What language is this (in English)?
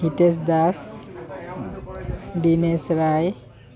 Assamese